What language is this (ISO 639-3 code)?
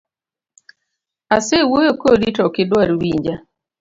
luo